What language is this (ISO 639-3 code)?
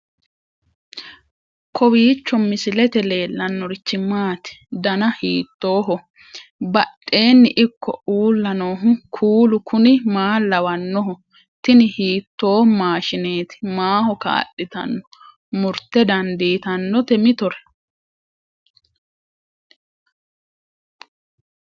sid